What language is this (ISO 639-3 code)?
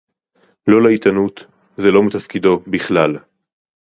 heb